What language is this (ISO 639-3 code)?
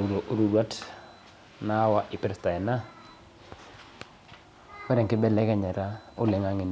mas